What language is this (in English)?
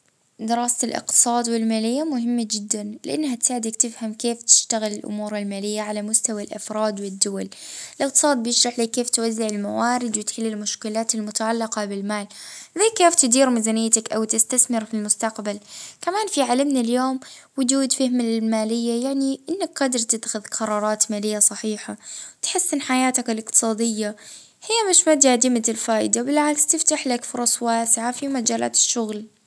Libyan Arabic